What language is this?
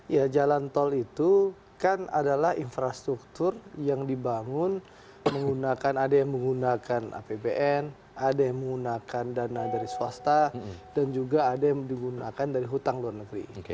Indonesian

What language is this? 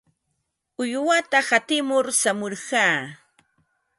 Ambo-Pasco Quechua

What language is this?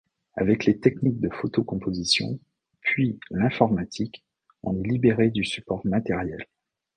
French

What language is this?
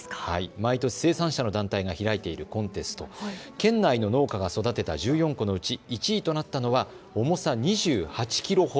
Japanese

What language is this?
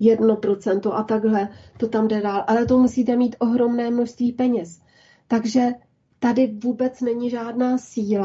Czech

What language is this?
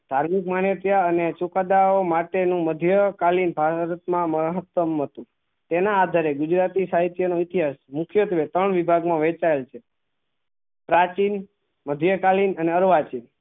Gujarati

